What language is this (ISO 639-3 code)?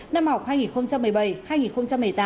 vie